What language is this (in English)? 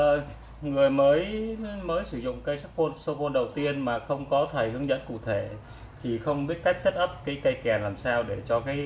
Vietnamese